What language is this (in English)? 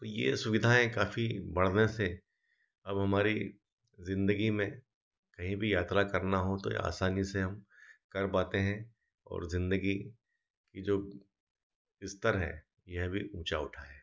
Hindi